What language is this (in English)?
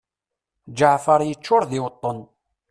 Kabyle